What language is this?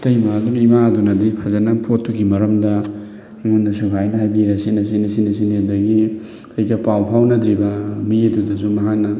Manipuri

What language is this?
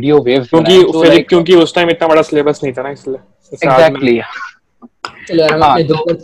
Hindi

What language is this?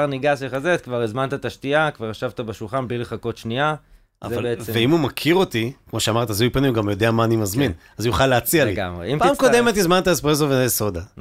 Hebrew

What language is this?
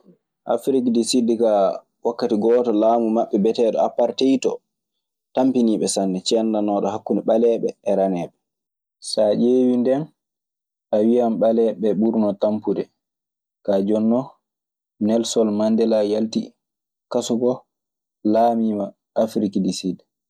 Maasina Fulfulde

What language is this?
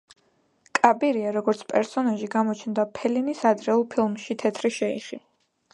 Georgian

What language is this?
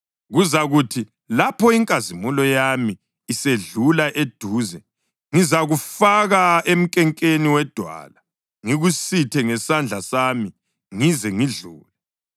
North Ndebele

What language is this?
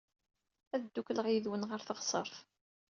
Kabyle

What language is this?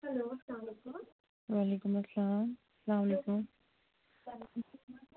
Kashmiri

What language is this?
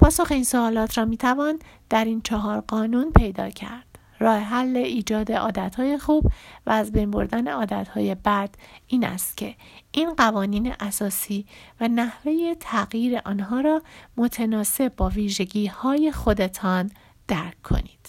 Persian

